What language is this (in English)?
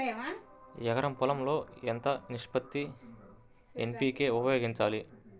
Telugu